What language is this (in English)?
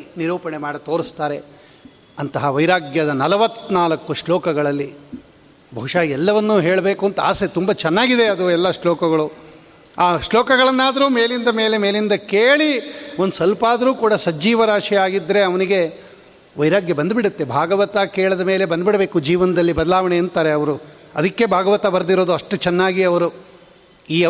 Kannada